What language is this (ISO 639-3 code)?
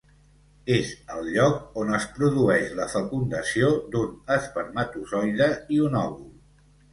cat